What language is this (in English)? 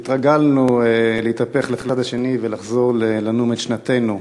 Hebrew